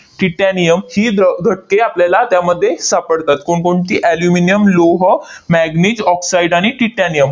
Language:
Marathi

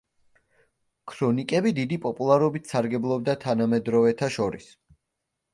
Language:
Georgian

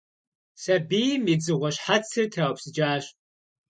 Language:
Kabardian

